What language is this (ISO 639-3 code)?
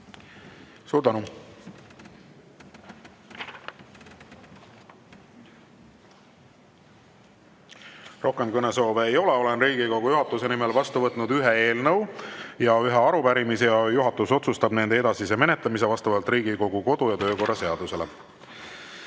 est